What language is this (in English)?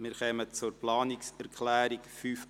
Swiss German